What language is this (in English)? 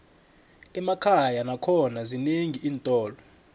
South Ndebele